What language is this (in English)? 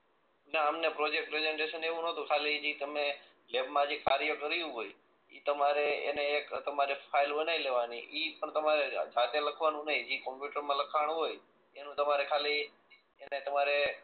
Gujarati